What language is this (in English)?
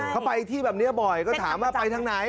Thai